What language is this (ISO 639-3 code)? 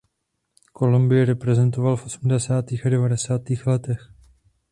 ces